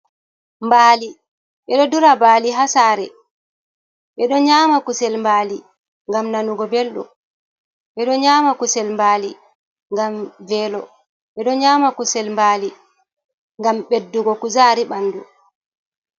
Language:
Fula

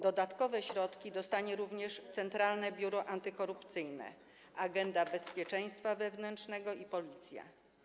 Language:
Polish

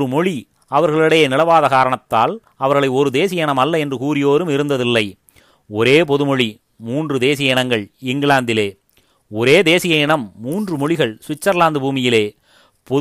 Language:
Tamil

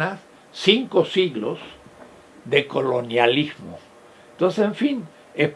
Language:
Spanish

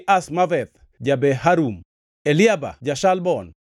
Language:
Luo (Kenya and Tanzania)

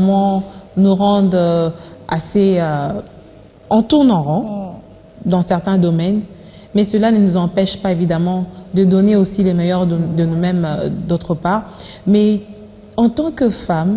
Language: French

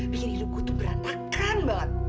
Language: Indonesian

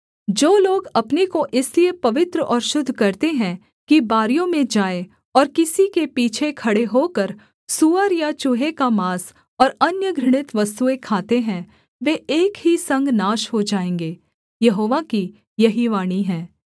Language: Hindi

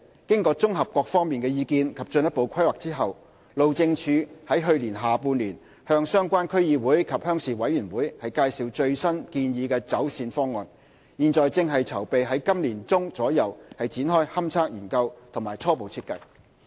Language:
Cantonese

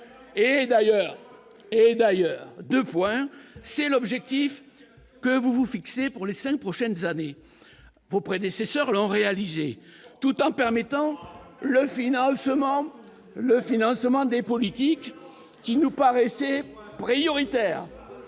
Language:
French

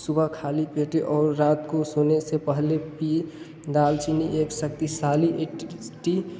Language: Hindi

